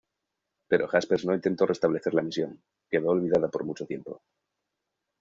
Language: Spanish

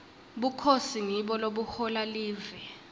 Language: Swati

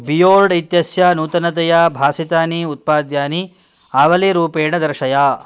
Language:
Sanskrit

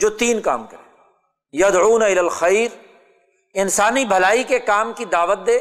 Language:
Urdu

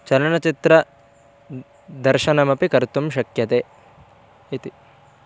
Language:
Sanskrit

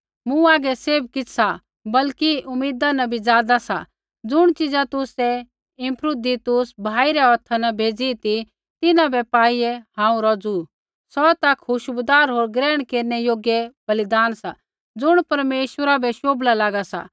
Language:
Kullu Pahari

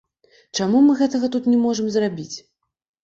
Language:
Belarusian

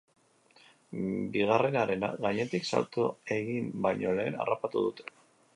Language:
Basque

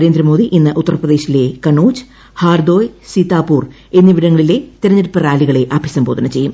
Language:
Malayalam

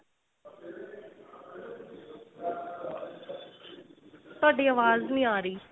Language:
Punjabi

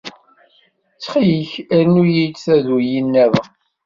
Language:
Kabyle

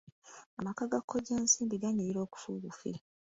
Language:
Ganda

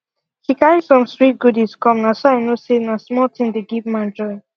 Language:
Nigerian Pidgin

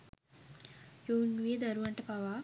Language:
Sinhala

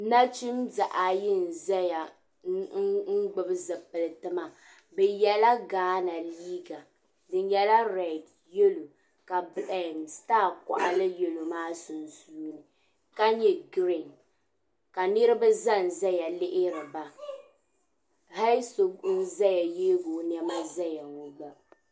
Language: Dagbani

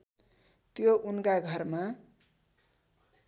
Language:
Nepali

